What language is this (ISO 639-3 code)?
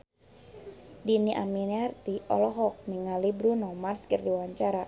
sun